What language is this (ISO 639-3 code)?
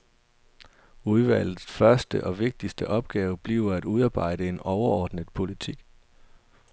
dan